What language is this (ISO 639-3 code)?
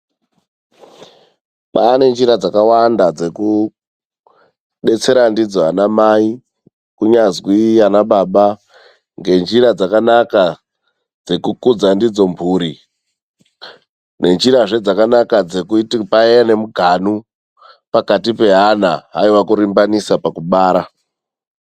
ndc